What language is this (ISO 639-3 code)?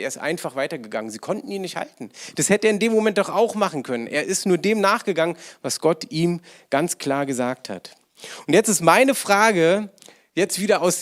deu